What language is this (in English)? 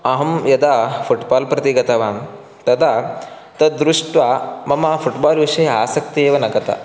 Sanskrit